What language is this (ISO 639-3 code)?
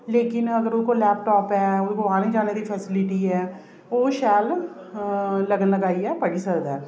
doi